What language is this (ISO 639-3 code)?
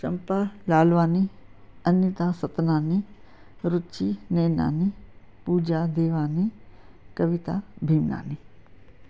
snd